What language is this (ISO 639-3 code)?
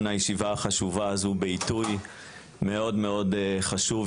heb